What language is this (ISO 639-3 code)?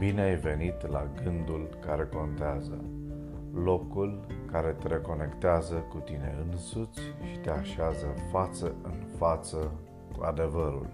ron